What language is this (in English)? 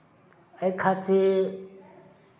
Maithili